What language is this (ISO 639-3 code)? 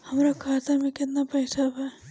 bho